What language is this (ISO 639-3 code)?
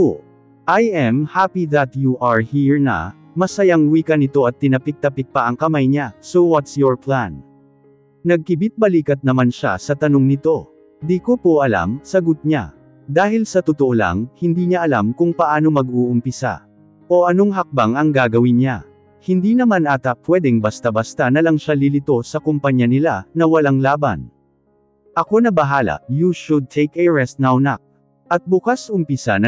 fil